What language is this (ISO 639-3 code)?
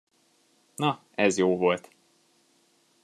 hun